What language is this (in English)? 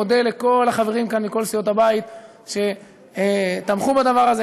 Hebrew